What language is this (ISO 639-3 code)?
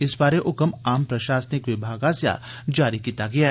doi